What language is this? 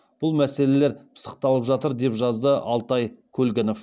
Kazakh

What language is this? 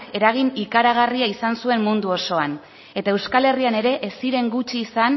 Basque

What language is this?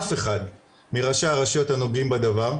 Hebrew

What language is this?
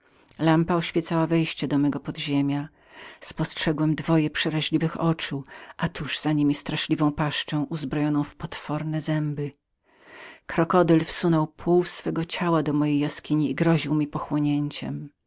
Polish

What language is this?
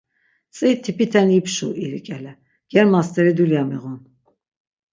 Laz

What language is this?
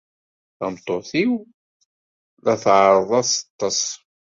Kabyle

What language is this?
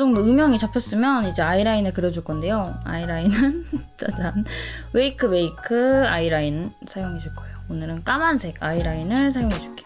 Korean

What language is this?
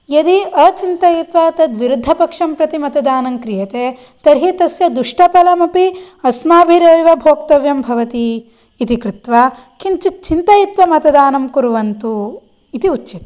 Sanskrit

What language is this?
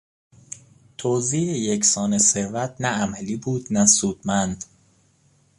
Persian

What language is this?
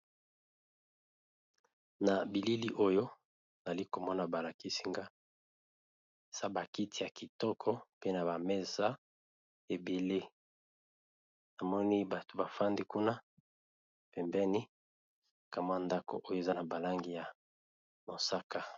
Lingala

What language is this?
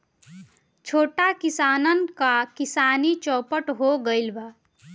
Bhojpuri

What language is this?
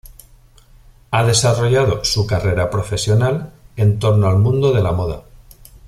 Spanish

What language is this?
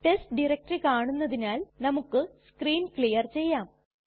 Malayalam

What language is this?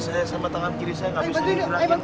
Indonesian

